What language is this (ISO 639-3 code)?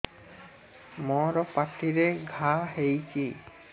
ori